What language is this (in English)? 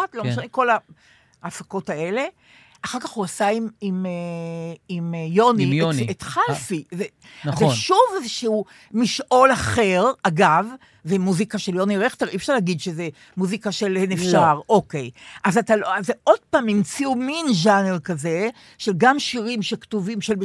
Hebrew